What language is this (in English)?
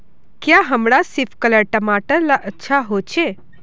Magahi